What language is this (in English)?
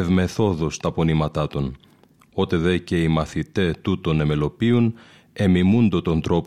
Greek